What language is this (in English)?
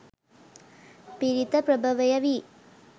Sinhala